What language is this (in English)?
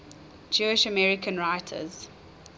English